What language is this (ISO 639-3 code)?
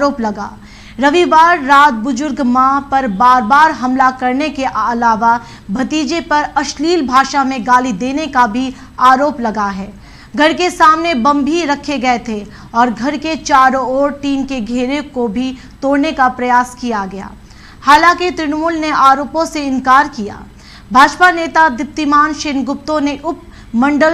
hin